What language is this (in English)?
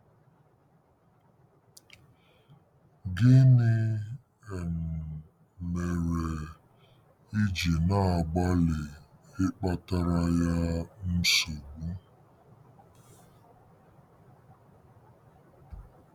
Igbo